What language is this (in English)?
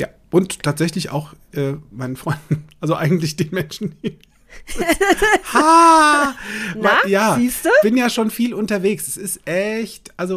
German